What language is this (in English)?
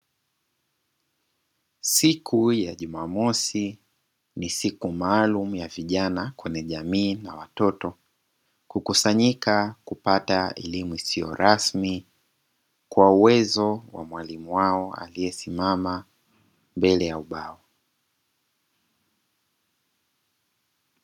Swahili